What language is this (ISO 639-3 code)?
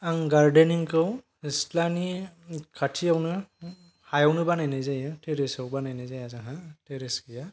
brx